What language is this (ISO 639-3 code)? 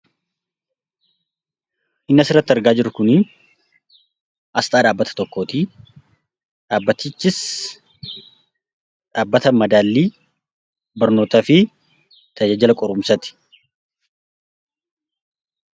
orm